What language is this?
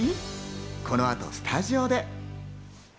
Japanese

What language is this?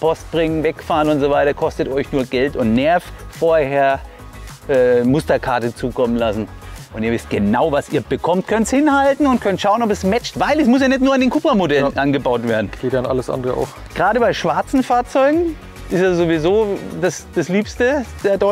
German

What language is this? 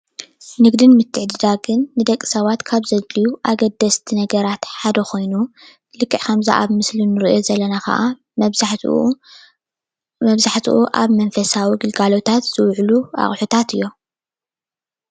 Tigrinya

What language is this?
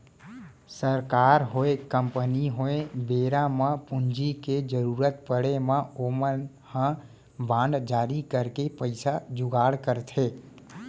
Chhattisgarhi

